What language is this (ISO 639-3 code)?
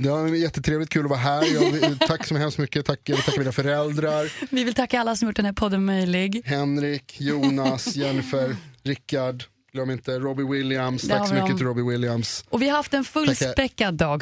swe